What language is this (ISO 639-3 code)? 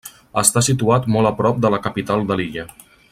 cat